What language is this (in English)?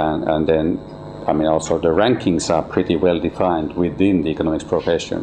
English